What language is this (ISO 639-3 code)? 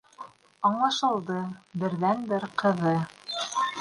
bak